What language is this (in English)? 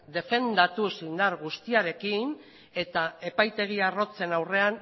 Basque